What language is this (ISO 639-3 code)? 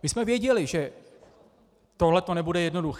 ces